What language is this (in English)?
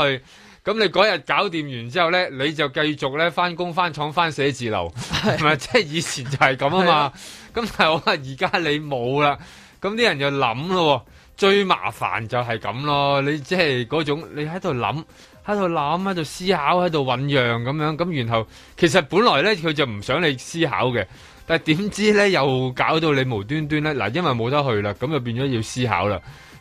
Chinese